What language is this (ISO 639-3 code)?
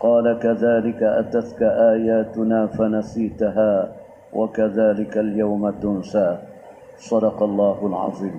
msa